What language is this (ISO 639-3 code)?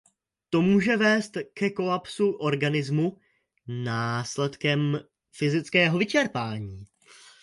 ces